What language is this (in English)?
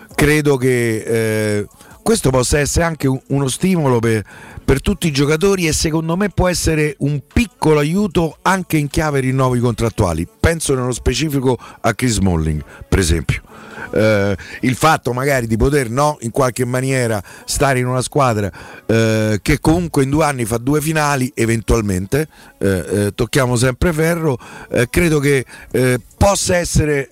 Italian